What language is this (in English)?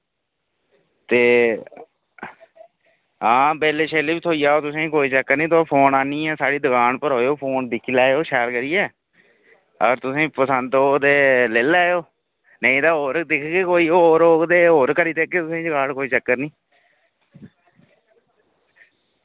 Dogri